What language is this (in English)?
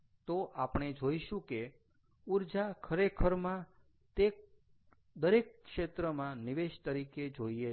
Gujarati